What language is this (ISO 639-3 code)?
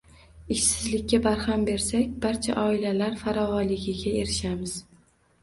uzb